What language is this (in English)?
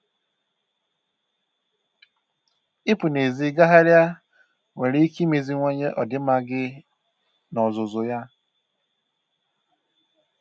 Igbo